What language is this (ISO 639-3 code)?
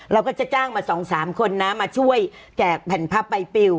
tha